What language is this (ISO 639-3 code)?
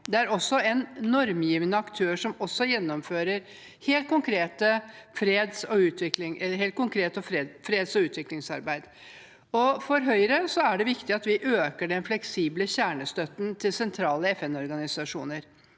nor